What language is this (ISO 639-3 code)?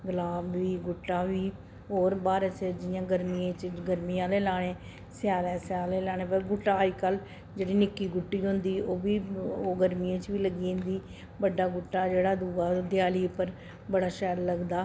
doi